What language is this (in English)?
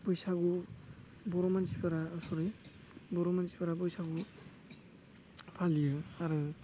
Bodo